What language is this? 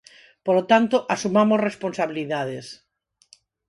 Galician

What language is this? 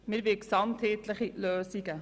Swiss German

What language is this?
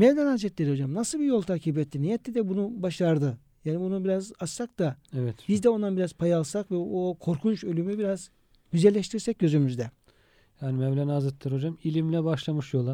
Turkish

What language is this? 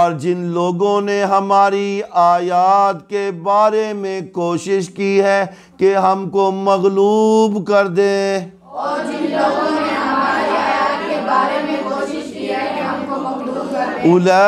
Arabic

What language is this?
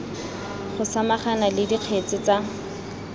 Tswana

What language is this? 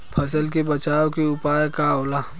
Bhojpuri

